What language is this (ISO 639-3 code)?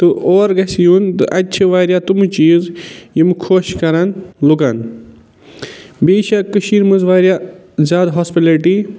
kas